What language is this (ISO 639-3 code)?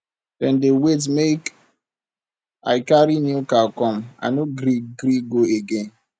pcm